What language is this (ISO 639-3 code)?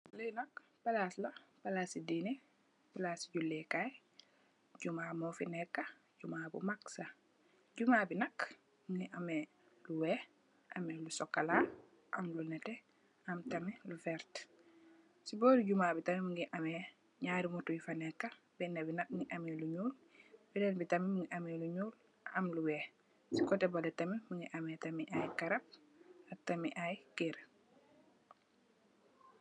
wol